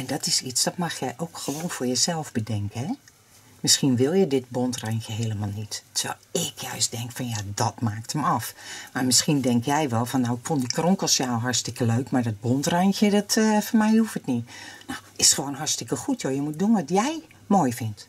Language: Dutch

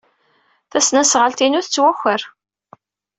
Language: Kabyle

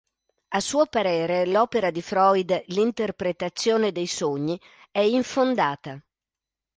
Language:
Italian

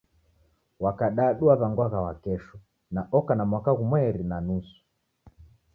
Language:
Taita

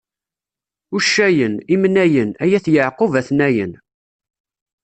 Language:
Kabyle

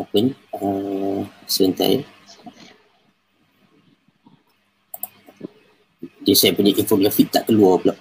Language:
Malay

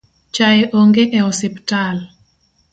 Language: Luo (Kenya and Tanzania)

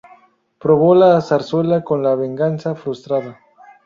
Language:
Spanish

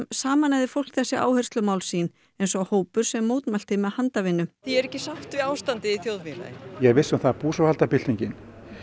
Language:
Icelandic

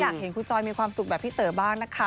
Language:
Thai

